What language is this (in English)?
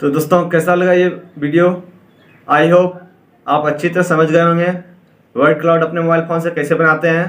Hindi